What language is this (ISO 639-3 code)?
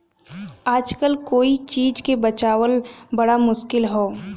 bho